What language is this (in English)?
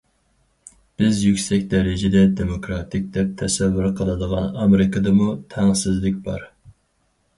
Uyghur